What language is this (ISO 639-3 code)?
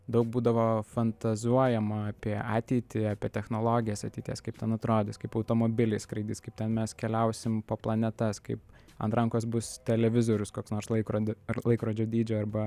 lit